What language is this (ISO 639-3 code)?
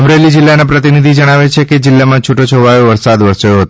guj